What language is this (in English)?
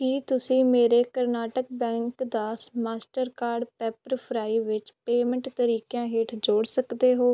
Punjabi